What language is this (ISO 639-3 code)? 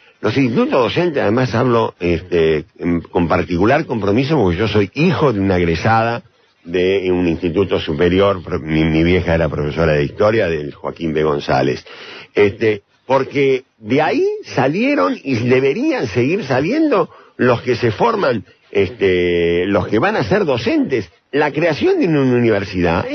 spa